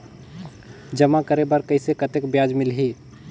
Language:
Chhattisgarhi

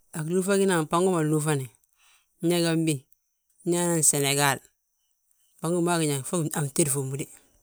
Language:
Balanta-Ganja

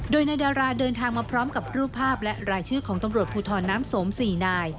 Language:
Thai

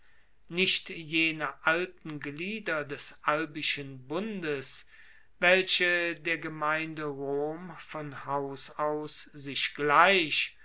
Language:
German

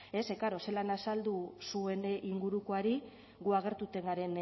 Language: Basque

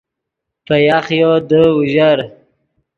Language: Yidgha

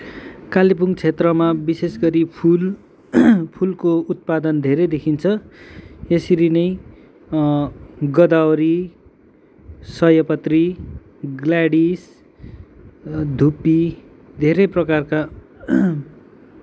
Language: Nepali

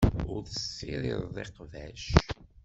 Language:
Kabyle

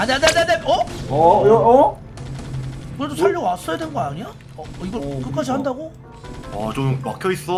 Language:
Korean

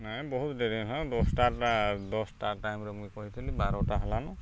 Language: Odia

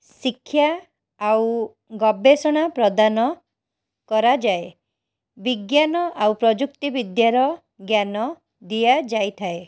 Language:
Odia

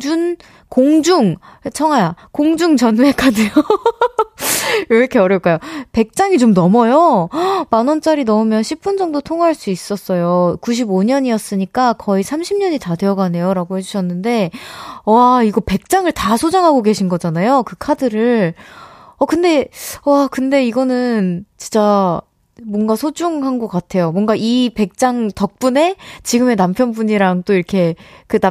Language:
Korean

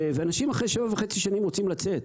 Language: Hebrew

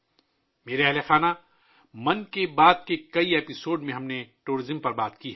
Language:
Urdu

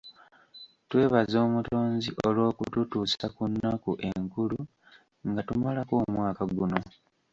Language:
Ganda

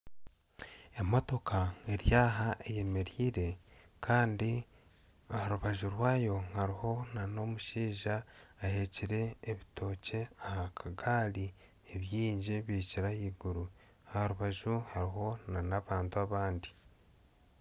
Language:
Nyankole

